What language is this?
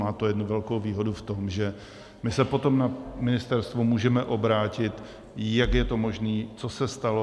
Czech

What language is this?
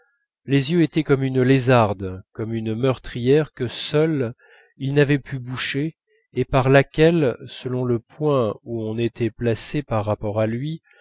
French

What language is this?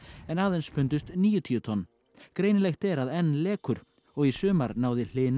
Icelandic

